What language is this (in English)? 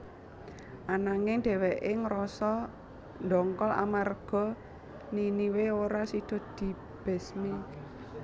Javanese